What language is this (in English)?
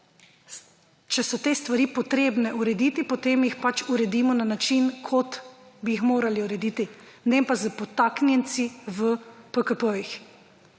Slovenian